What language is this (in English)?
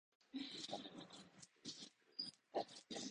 Japanese